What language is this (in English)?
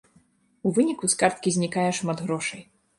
Belarusian